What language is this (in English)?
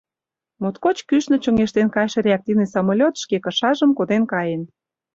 Mari